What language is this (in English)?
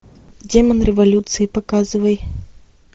Russian